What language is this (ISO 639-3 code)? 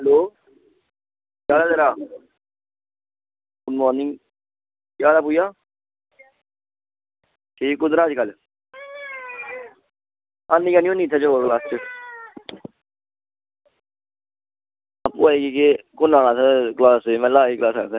doi